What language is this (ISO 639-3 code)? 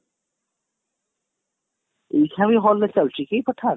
ori